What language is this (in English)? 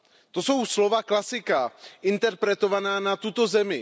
Czech